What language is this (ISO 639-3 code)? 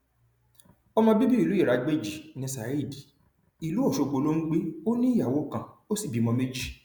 yor